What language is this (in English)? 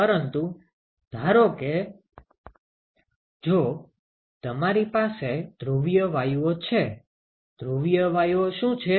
Gujarati